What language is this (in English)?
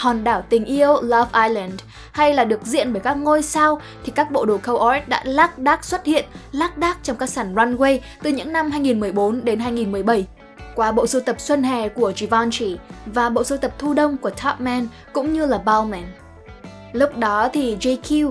Vietnamese